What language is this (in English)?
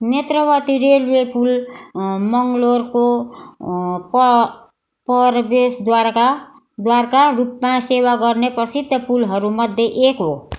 Nepali